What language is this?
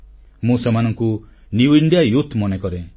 Odia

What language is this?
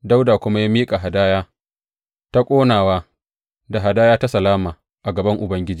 Hausa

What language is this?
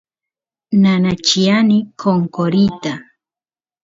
Santiago del Estero Quichua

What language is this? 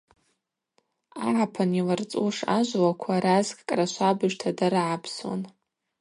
Abaza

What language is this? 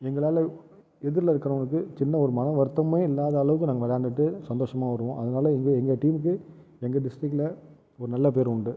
Tamil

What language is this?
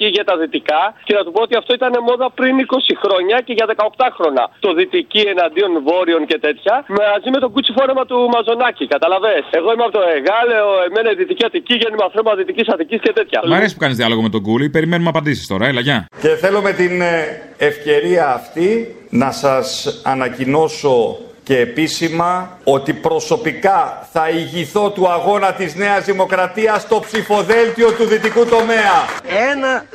Greek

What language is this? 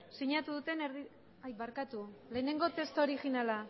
Basque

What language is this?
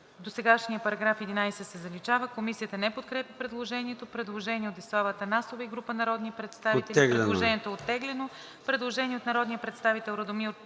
Bulgarian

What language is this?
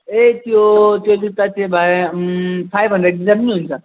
Nepali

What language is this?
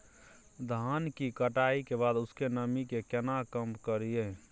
Maithili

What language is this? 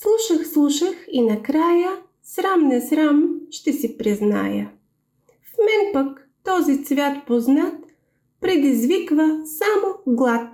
Bulgarian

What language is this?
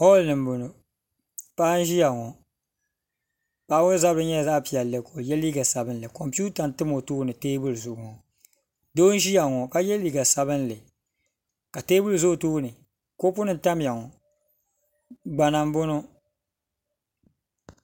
Dagbani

